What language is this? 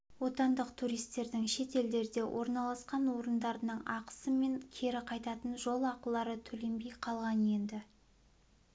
Kazakh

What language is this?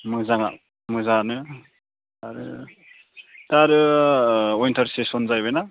Bodo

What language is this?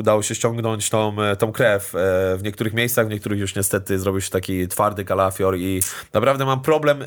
Polish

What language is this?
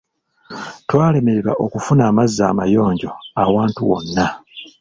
Ganda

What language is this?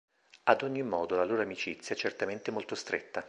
Italian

